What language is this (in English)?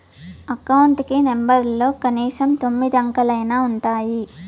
Telugu